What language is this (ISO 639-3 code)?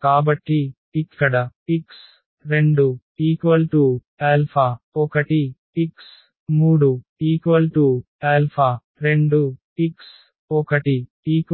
tel